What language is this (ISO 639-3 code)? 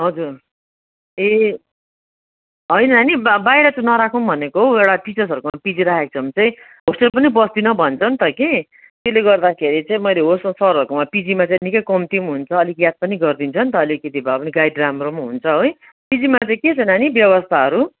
nep